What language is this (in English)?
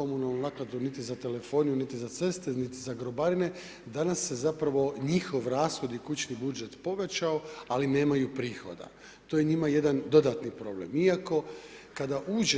Croatian